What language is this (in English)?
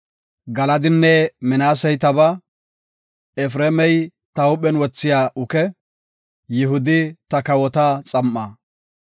Gofa